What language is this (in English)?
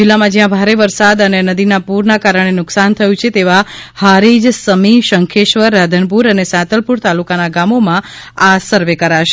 Gujarati